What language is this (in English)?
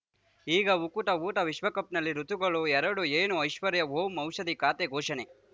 Kannada